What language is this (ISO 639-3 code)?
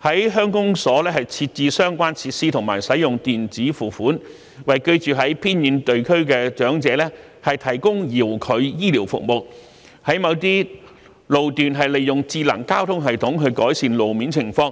yue